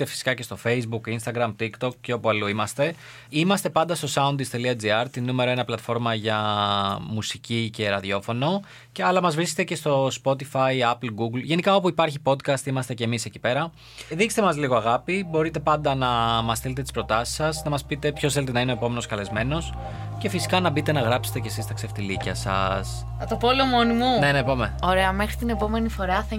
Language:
Greek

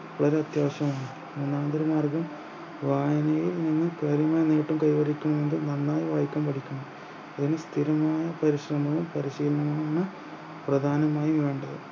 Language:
Malayalam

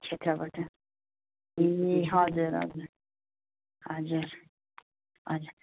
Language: Nepali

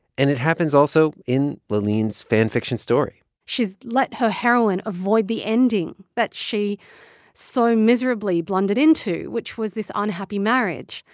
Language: English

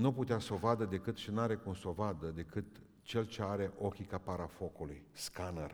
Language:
Romanian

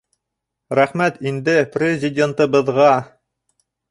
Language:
Bashkir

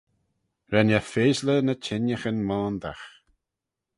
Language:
Manx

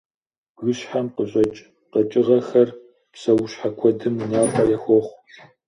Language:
Kabardian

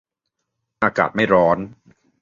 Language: Thai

